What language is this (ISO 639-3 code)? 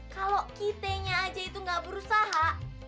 ind